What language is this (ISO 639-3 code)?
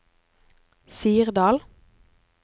nor